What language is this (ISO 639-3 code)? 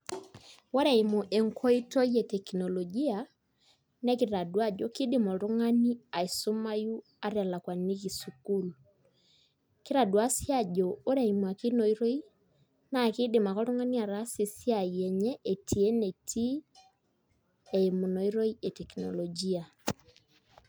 mas